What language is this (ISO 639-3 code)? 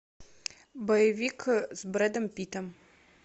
rus